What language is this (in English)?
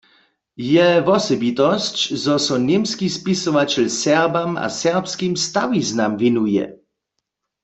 Upper Sorbian